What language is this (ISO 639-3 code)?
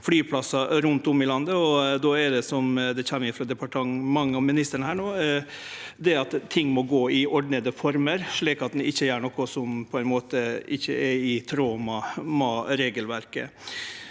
nor